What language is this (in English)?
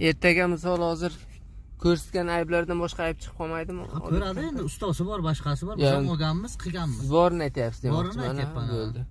Turkish